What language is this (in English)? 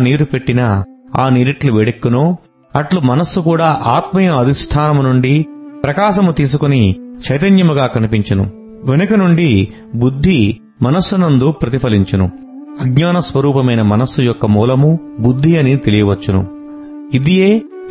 Telugu